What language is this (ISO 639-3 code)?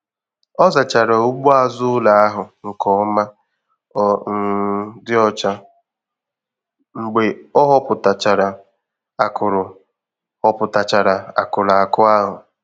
ibo